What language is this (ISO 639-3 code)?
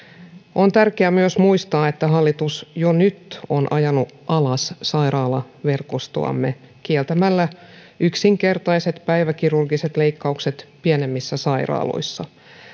fin